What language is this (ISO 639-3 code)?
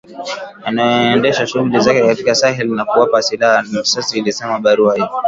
swa